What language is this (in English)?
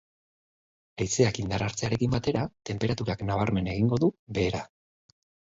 Basque